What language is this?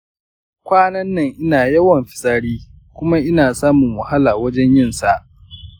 Hausa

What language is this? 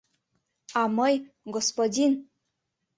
Mari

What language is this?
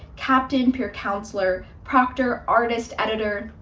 English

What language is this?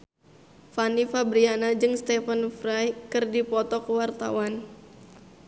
Sundanese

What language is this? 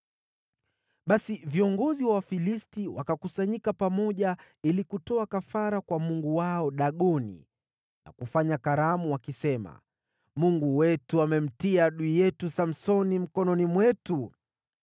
Swahili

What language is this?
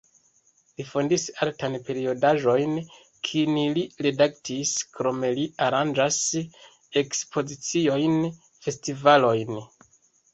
Esperanto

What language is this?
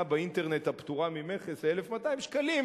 Hebrew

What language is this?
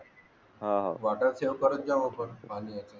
Marathi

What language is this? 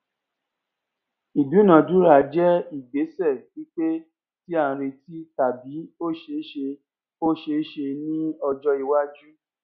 Yoruba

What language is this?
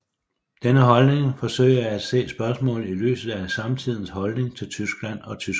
Danish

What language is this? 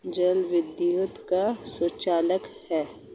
Hindi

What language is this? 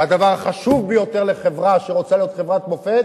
Hebrew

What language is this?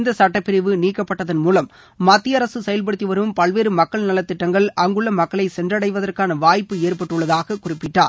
Tamil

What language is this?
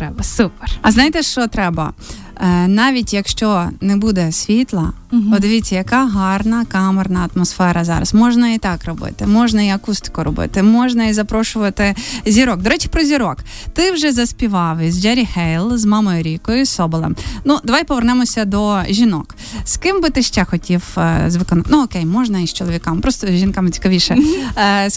Ukrainian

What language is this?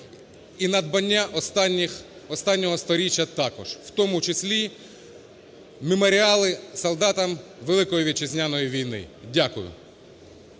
Ukrainian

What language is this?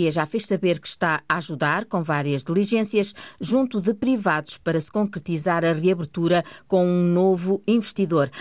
Portuguese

